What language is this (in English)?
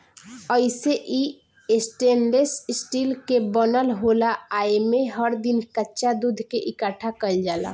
Bhojpuri